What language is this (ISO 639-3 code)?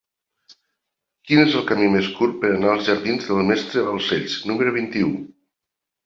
cat